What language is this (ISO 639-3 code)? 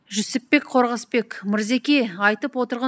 kaz